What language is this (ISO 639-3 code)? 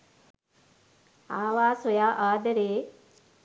sin